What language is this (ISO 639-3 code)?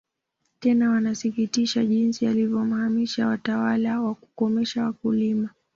swa